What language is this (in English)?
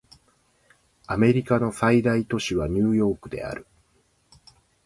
Japanese